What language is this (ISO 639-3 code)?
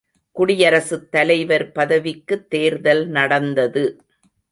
tam